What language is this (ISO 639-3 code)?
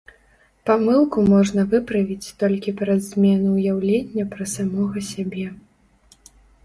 bel